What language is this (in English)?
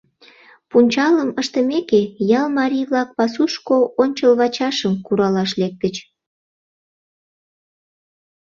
Mari